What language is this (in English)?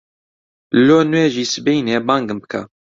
Central Kurdish